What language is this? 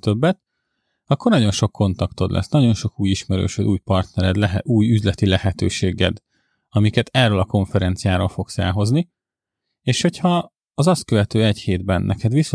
Hungarian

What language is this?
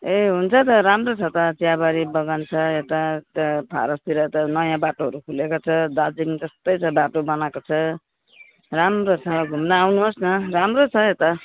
Nepali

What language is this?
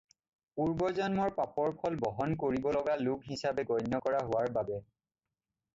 Assamese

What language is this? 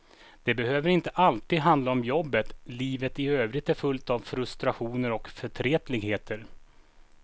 Swedish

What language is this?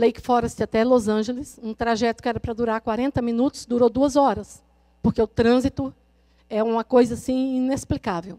Portuguese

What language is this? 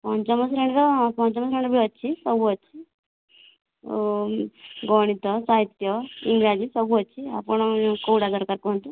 Odia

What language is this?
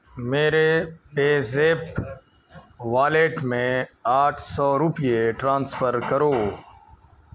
Urdu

